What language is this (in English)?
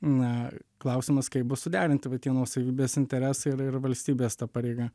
Lithuanian